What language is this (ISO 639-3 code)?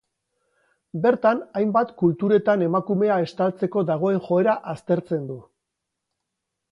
eus